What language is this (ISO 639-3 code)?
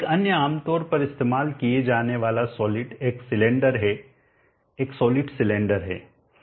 hin